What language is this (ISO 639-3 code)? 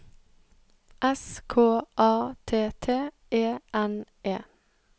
nor